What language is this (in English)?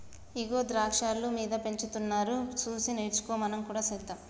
Telugu